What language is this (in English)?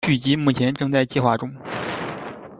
Chinese